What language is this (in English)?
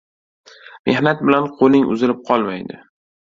Uzbek